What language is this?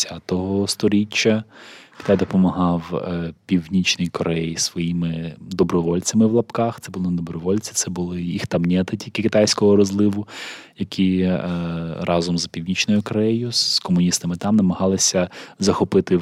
Ukrainian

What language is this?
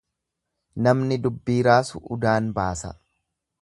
Oromo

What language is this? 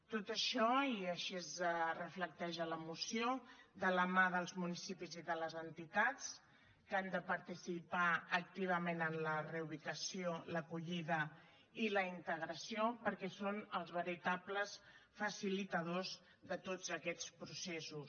Catalan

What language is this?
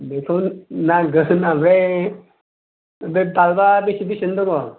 Bodo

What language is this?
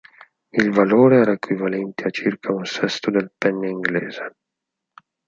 Italian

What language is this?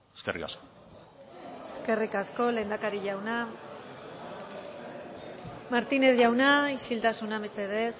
Basque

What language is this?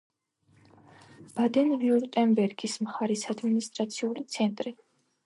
Georgian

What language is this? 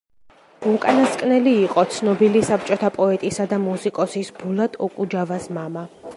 Georgian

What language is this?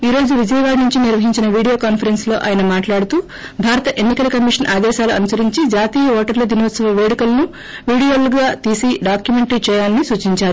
Telugu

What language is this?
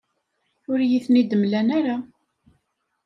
Kabyle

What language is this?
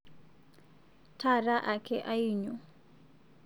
Masai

